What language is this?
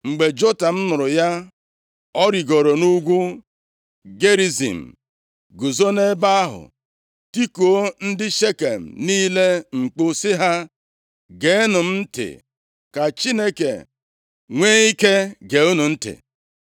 Igbo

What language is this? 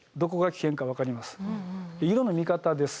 Japanese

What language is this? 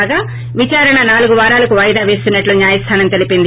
Telugu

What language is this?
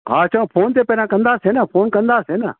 Sindhi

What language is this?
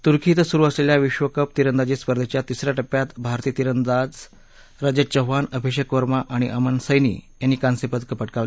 Marathi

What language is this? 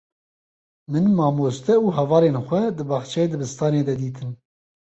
Kurdish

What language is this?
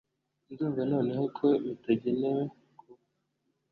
Kinyarwanda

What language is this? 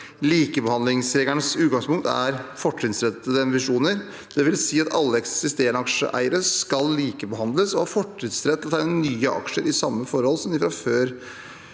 Norwegian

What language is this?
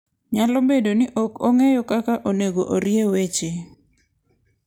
Luo (Kenya and Tanzania)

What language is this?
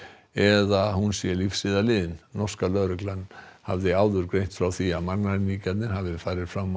Icelandic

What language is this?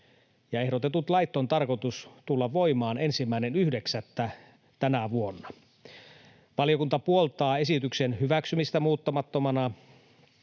Finnish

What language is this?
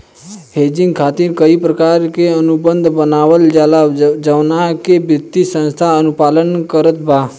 Bhojpuri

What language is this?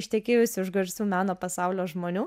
Lithuanian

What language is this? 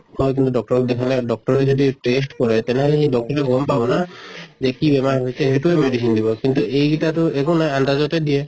Assamese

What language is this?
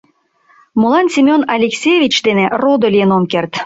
Mari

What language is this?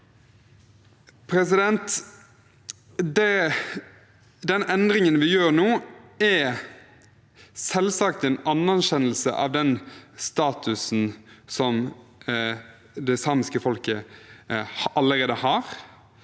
Norwegian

